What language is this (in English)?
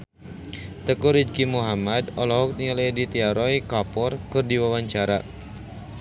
Sundanese